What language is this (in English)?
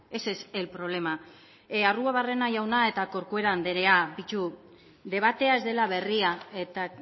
Basque